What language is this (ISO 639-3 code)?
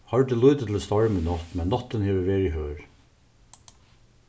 fao